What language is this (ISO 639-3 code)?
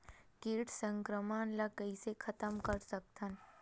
hne